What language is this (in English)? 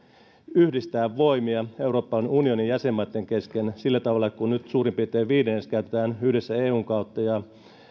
Finnish